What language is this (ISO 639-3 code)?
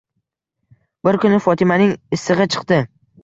uzb